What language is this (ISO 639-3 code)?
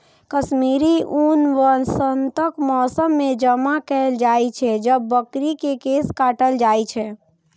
mai